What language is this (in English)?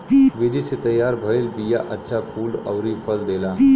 Bhojpuri